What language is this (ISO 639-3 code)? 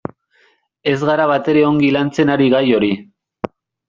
eus